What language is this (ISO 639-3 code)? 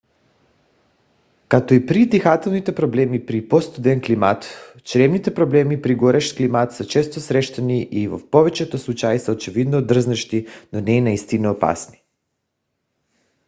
bul